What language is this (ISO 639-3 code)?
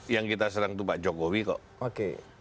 ind